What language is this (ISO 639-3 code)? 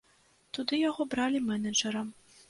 bel